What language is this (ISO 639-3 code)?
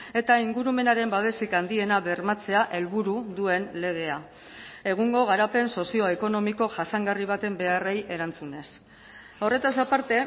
eus